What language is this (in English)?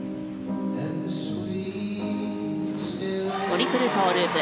Japanese